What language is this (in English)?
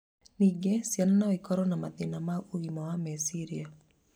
Kikuyu